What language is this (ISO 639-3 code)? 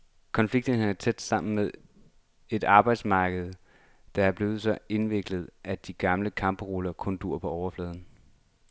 dan